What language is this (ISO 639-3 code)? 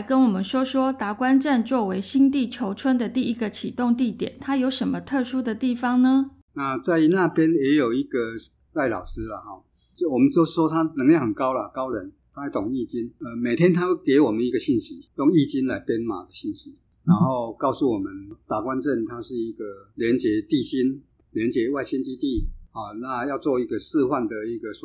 zho